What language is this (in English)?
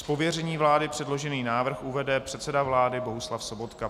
Czech